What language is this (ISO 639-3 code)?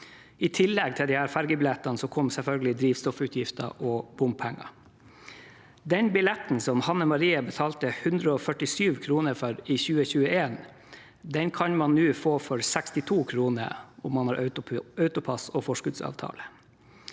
nor